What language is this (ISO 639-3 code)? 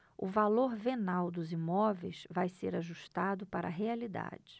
por